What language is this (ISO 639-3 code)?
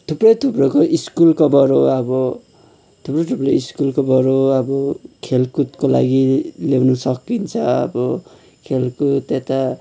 nep